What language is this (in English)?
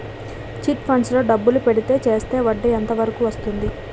Telugu